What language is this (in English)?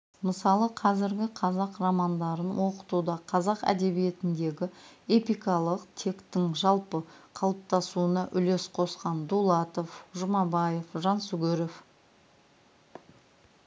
Kazakh